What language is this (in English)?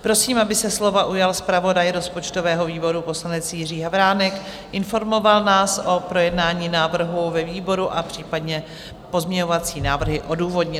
Czech